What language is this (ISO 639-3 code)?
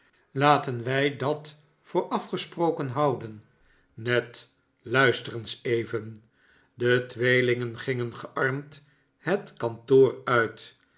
nld